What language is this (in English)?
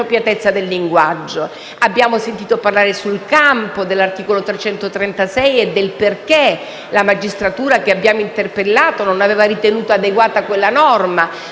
Italian